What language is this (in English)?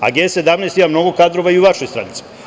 Serbian